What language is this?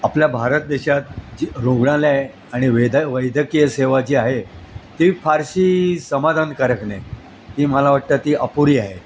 Marathi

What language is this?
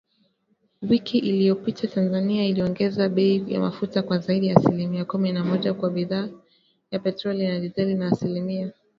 Swahili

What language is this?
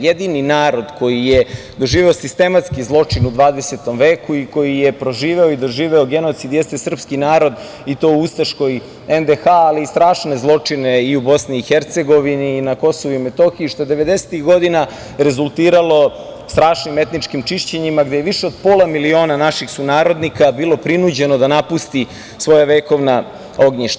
Serbian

